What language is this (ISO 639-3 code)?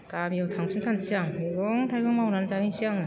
brx